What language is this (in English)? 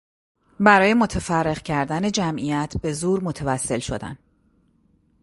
Persian